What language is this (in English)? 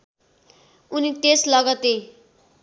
Nepali